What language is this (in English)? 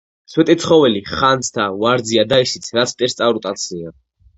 Georgian